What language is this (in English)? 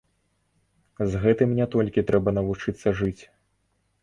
Belarusian